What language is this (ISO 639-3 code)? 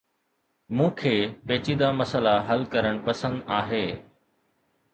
snd